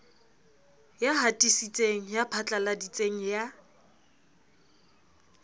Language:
Southern Sotho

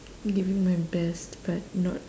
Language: English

